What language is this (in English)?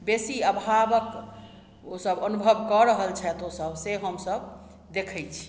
Maithili